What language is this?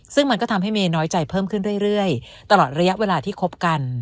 Thai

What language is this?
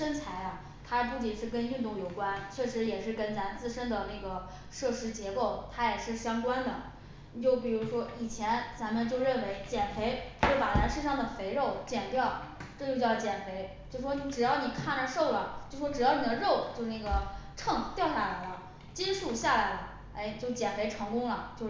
Chinese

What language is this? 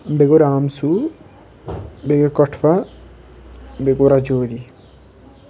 Kashmiri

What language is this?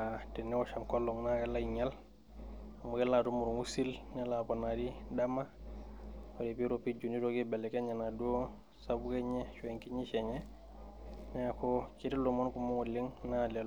Masai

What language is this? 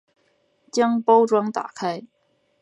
Chinese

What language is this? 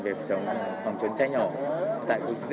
Vietnamese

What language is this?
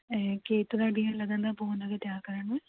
Sindhi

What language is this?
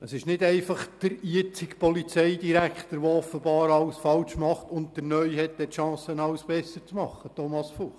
Swiss German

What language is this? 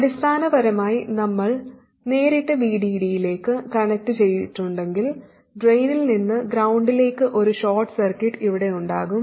Malayalam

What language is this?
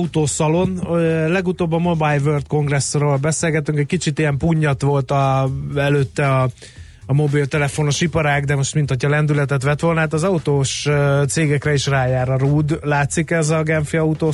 Hungarian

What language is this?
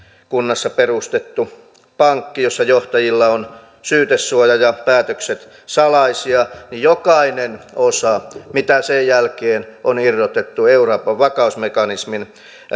Finnish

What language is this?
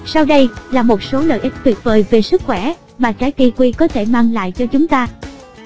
Vietnamese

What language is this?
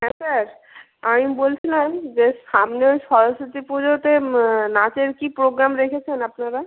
Bangla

